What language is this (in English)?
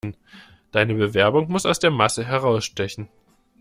German